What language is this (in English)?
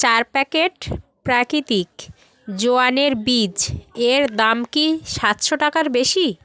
Bangla